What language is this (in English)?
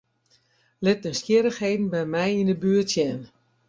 Western Frisian